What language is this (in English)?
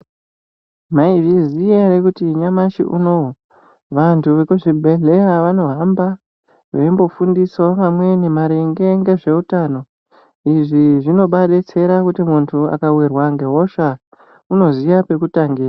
Ndau